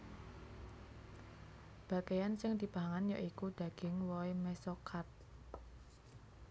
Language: Javanese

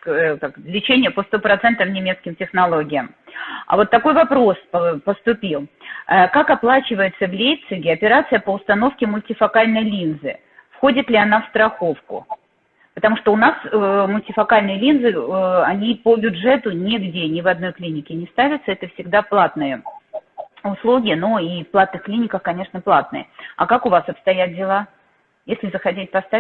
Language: Russian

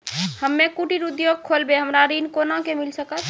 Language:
Maithili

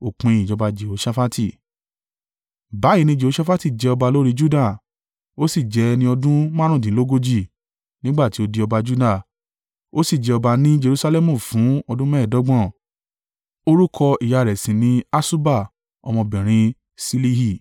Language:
Yoruba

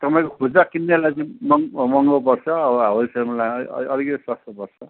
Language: Nepali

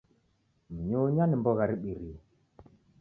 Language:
Taita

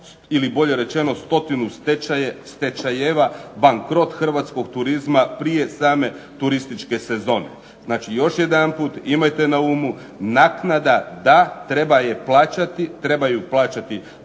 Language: Croatian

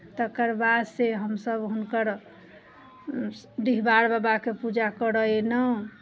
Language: Maithili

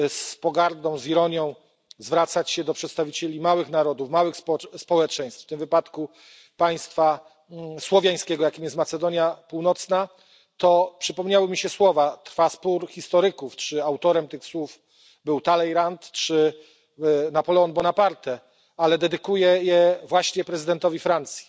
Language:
Polish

